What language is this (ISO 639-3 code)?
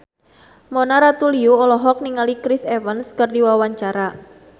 sun